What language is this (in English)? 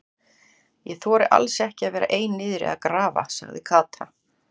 Icelandic